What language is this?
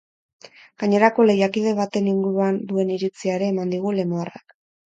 Basque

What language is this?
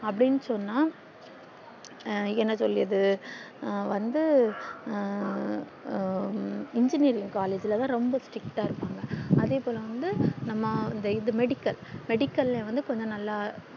Tamil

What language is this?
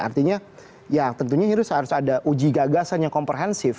Indonesian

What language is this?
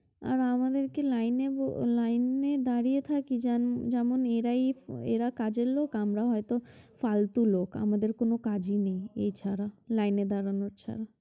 Bangla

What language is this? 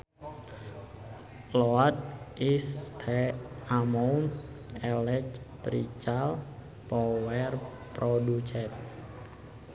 Sundanese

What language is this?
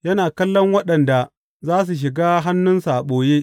Hausa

